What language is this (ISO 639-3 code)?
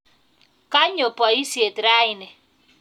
kln